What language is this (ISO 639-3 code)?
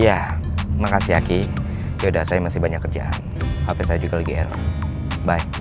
ind